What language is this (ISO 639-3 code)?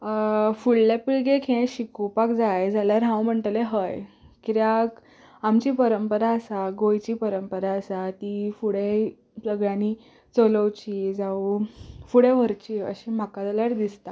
kok